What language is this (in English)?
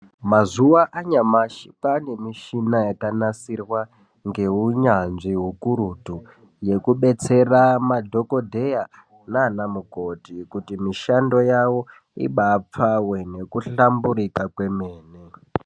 Ndau